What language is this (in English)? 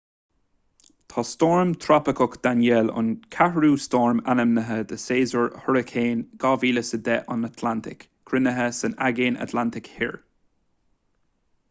Irish